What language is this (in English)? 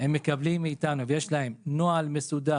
Hebrew